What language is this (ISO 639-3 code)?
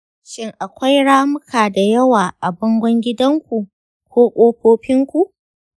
hau